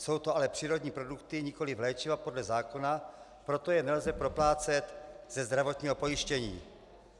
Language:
Czech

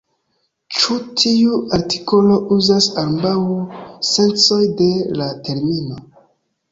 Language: Esperanto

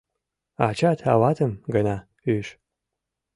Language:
Mari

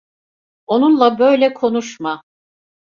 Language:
Turkish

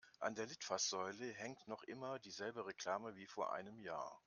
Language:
German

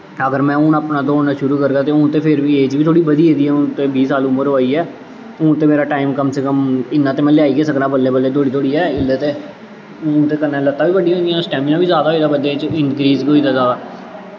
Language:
Dogri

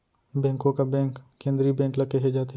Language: Chhattisgarhi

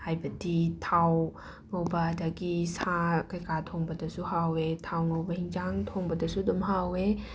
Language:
Manipuri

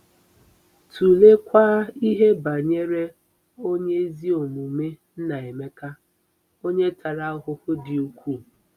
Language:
Igbo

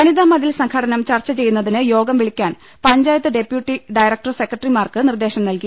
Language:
Malayalam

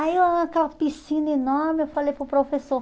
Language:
Portuguese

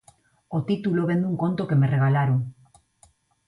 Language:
Galician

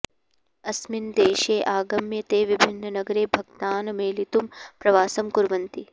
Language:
Sanskrit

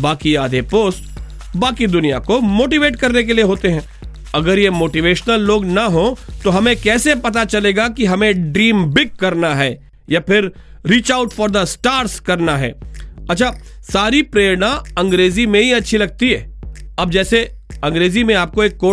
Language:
Hindi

